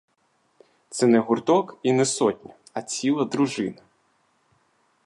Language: Ukrainian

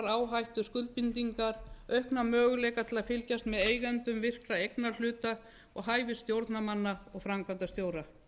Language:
Icelandic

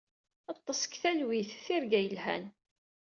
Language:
Kabyle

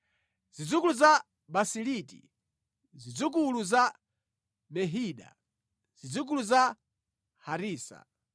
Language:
Nyanja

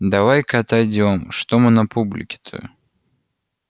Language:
Russian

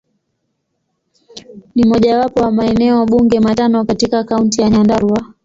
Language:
Swahili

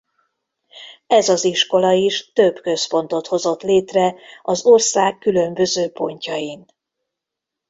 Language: Hungarian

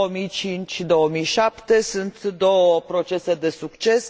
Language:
Romanian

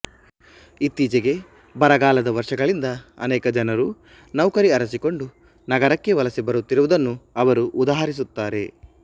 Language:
Kannada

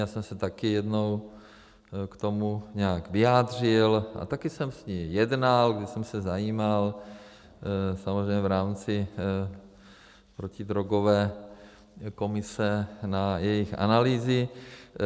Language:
Czech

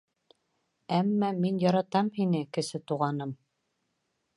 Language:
Bashkir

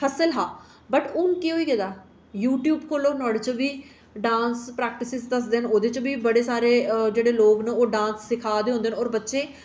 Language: Dogri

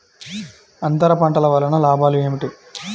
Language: Telugu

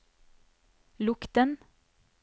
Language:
Norwegian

